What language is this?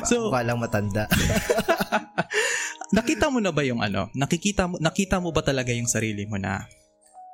Filipino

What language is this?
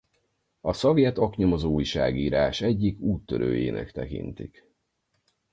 Hungarian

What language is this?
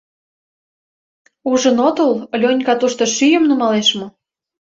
Mari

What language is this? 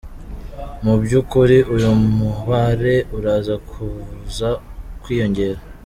Kinyarwanda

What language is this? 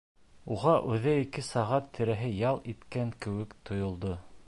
Bashkir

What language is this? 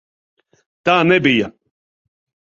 Latvian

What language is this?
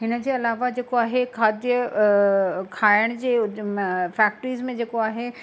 Sindhi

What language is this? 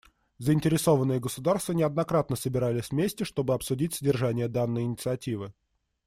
Russian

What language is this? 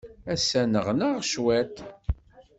Kabyle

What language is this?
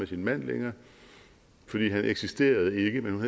Danish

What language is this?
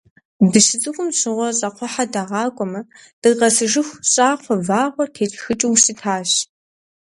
Kabardian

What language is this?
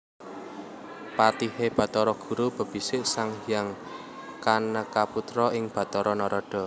Javanese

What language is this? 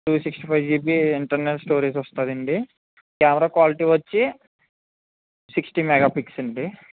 Telugu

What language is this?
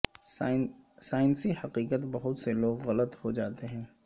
Urdu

